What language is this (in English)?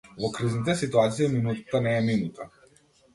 Macedonian